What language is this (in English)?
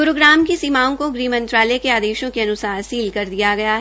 Hindi